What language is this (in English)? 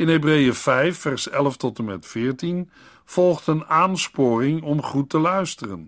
Dutch